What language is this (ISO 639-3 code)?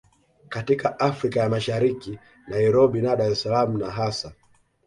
swa